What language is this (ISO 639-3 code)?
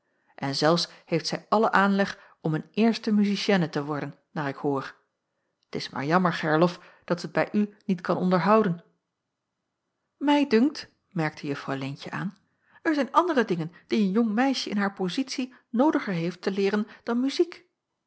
nld